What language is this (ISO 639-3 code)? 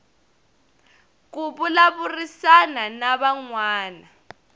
tso